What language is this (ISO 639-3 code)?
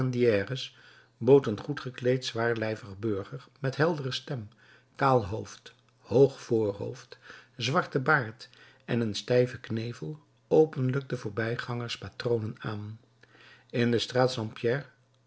nld